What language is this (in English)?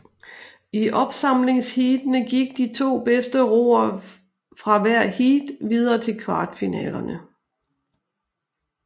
Danish